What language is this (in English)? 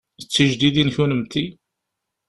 Kabyle